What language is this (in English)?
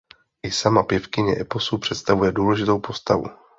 Czech